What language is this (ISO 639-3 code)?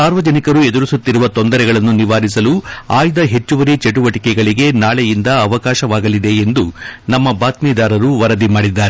kan